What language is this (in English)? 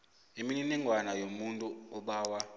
South Ndebele